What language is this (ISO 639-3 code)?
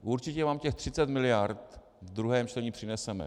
ces